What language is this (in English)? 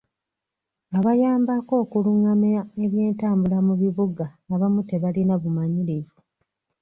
Ganda